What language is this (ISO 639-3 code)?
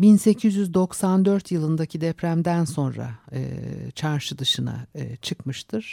tur